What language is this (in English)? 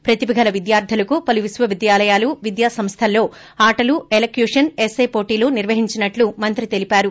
Telugu